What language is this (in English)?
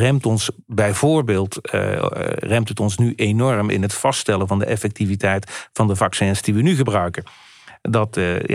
Dutch